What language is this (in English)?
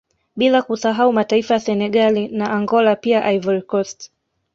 Swahili